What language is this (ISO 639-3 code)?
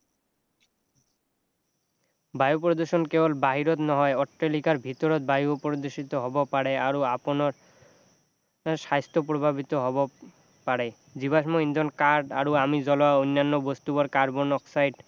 asm